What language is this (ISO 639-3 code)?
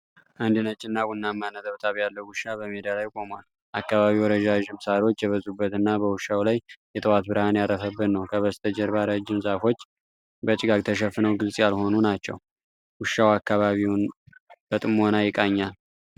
amh